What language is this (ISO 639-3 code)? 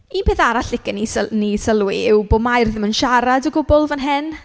cym